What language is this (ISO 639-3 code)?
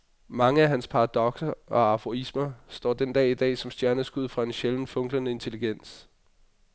dan